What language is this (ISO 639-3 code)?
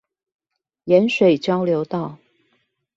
zho